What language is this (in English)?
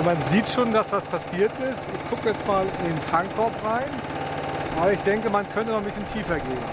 German